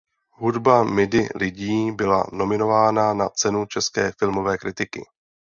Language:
Czech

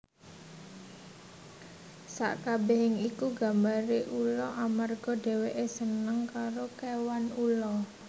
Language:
Javanese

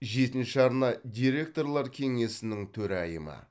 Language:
Kazakh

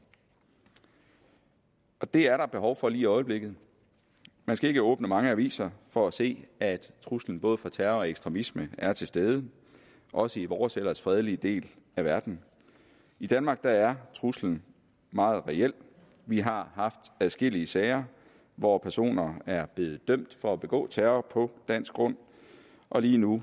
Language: Danish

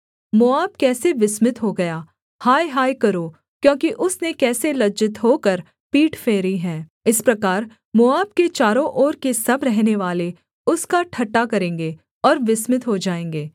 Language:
Hindi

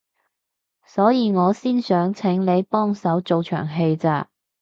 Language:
Cantonese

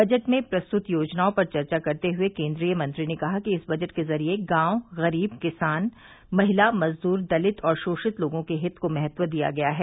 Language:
Hindi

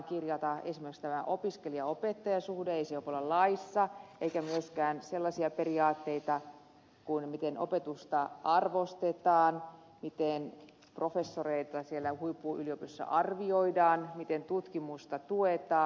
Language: Finnish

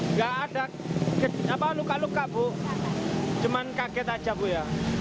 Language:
Indonesian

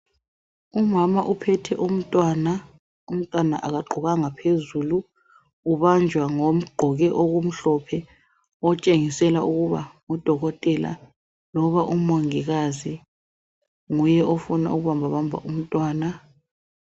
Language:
North Ndebele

